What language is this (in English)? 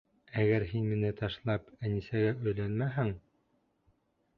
Bashkir